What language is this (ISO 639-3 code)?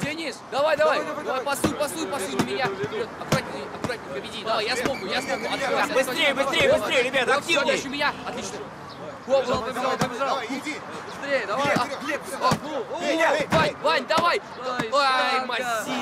rus